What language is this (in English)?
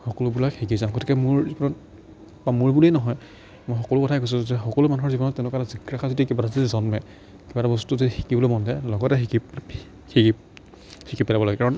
Assamese